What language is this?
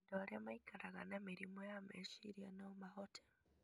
Kikuyu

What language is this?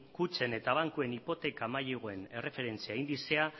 Basque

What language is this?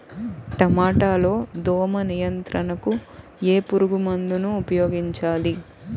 Telugu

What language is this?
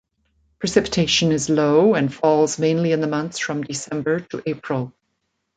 English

